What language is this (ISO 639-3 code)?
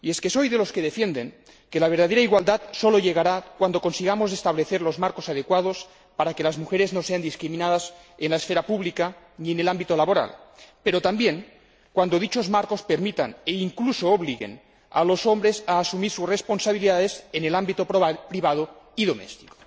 spa